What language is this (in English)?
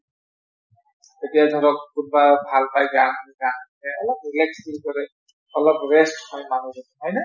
Assamese